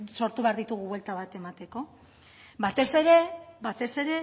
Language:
Basque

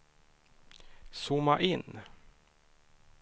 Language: Swedish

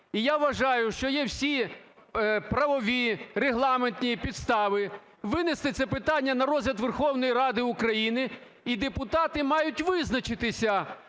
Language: Ukrainian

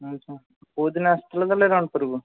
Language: Odia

